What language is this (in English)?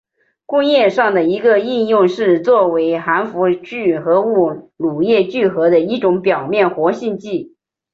Chinese